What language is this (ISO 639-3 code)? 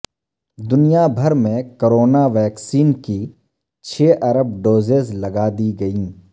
urd